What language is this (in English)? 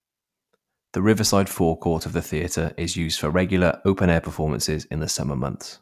English